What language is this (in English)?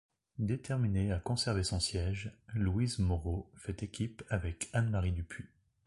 French